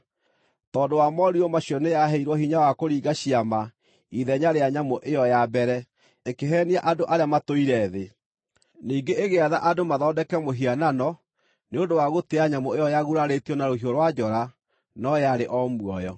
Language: Kikuyu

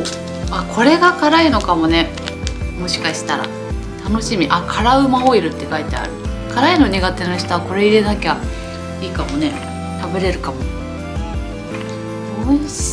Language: Japanese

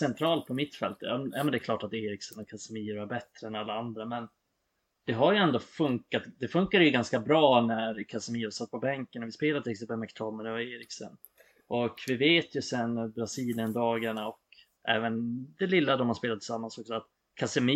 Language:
Swedish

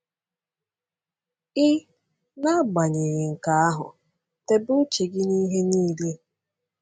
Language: Igbo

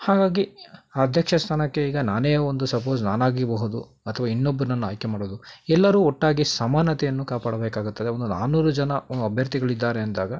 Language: Kannada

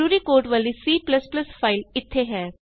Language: Punjabi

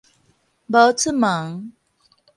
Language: Min Nan Chinese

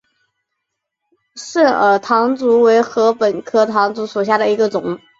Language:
Chinese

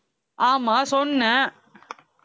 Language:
Tamil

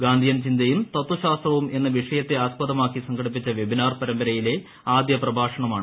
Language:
Malayalam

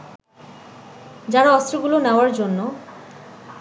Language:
Bangla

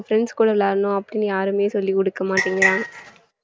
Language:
Tamil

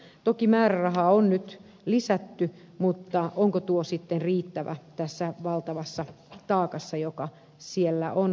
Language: Finnish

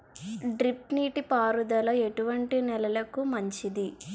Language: Telugu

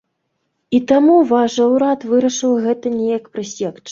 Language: Belarusian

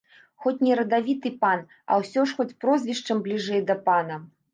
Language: Belarusian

